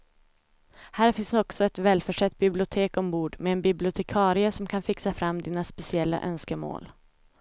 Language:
Swedish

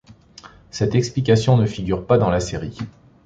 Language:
French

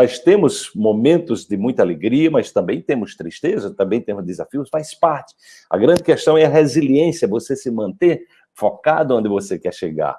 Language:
Portuguese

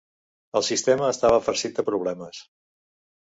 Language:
Catalan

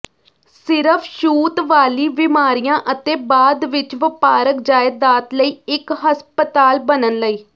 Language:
Punjabi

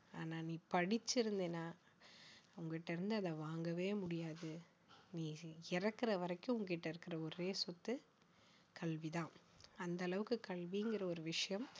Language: Tamil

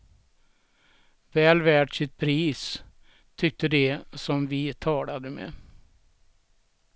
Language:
Swedish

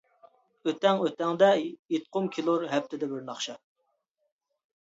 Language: Uyghur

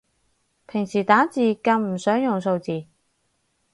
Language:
Cantonese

